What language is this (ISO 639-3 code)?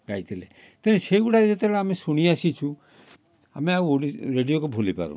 ori